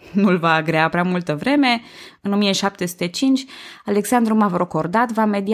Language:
Romanian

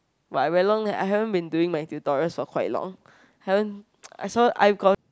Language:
English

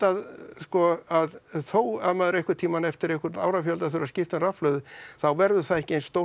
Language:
Icelandic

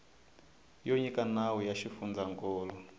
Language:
Tsonga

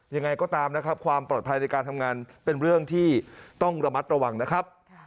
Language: Thai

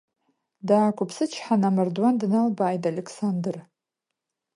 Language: Abkhazian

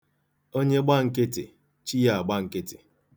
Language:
Igbo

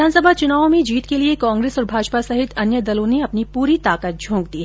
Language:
Hindi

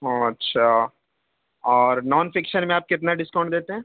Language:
Urdu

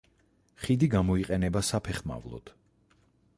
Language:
Georgian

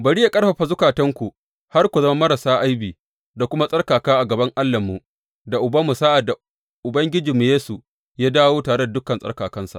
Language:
Hausa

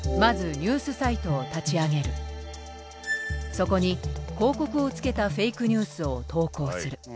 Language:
Japanese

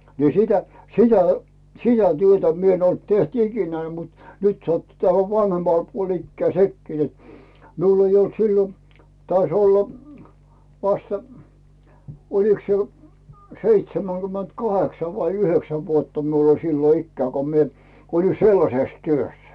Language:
Finnish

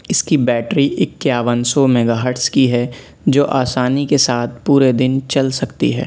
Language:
Urdu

